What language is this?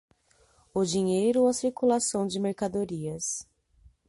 Portuguese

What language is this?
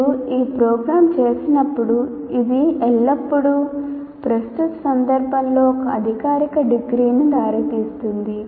Telugu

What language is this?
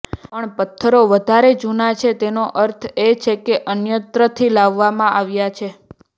Gujarati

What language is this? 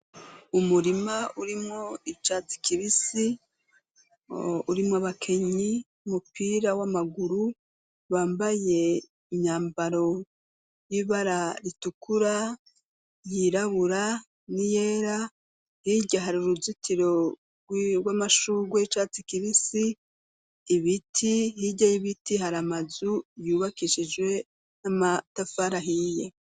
Rundi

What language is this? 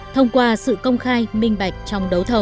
Vietnamese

